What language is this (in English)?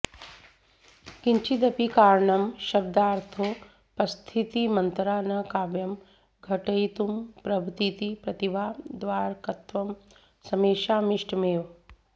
Sanskrit